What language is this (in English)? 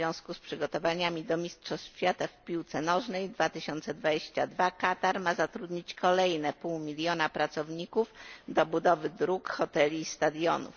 Polish